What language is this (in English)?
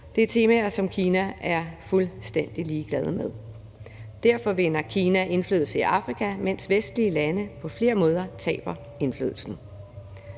Danish